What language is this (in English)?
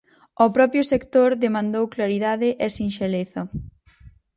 Galician